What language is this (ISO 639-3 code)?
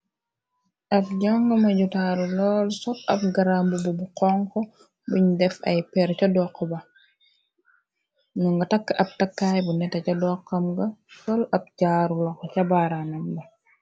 wol